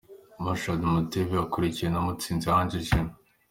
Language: Kinyarwanda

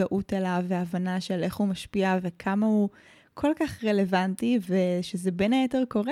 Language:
Hebrew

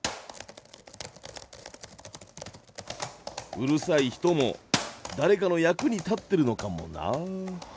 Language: Japanese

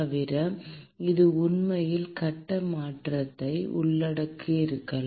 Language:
Tamil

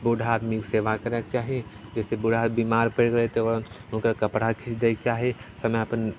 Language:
Maithili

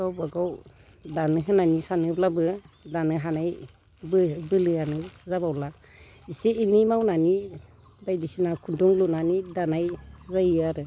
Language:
Bodo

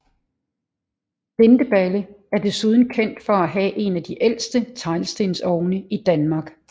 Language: Danish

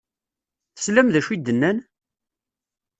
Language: Kabyle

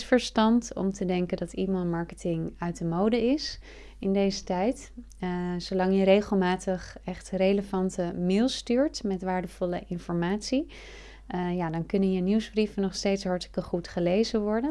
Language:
Dutch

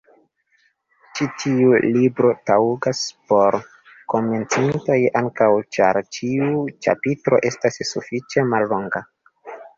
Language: Esperanto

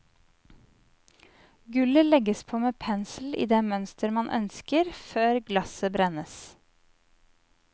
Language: Norwegian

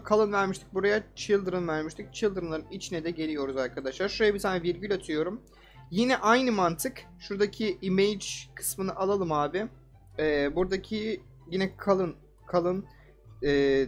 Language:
Turkish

